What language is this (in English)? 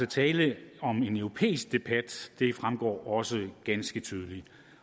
Danish